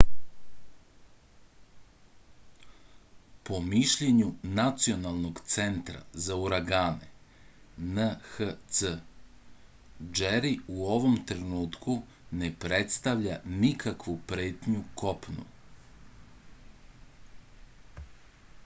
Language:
Serbian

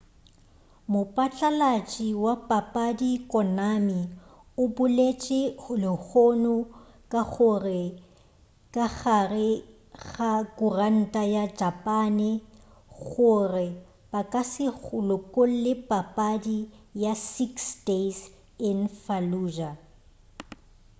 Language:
Northern Sotho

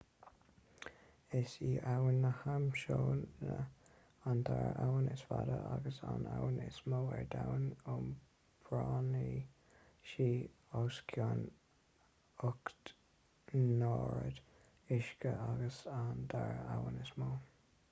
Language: Irish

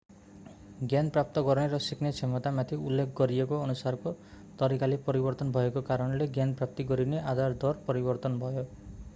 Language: Nepali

